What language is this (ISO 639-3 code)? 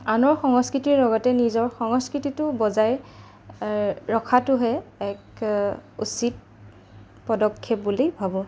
asm